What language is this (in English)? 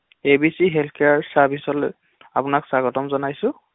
Assamese